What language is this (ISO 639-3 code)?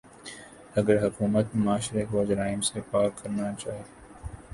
urd